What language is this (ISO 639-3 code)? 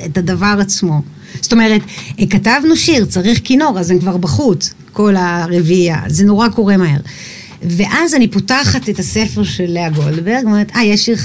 heb